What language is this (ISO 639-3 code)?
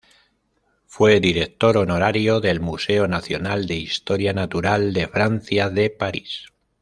spa